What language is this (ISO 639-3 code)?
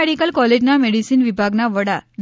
guj